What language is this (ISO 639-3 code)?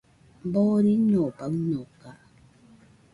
hux